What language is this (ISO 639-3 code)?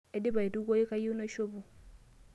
mas